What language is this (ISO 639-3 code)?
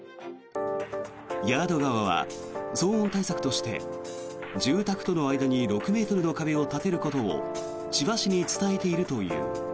jpn